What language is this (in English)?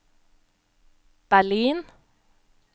Norwegian